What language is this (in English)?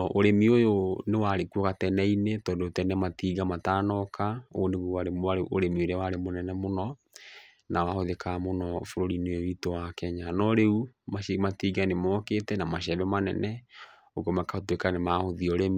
Kikuyu